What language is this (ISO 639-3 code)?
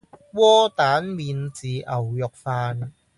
yue